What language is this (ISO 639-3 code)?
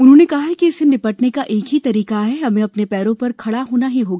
hin